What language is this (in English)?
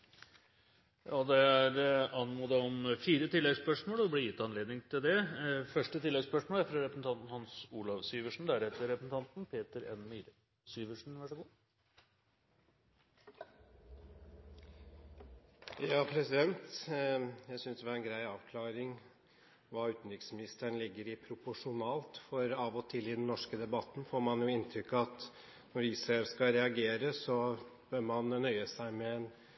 Norwegian Bokmål